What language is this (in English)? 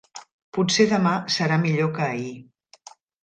Catalan